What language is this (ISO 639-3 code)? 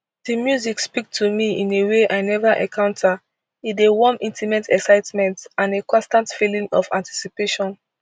pcm